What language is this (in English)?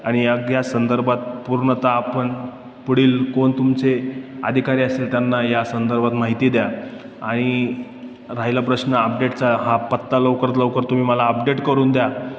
Marathi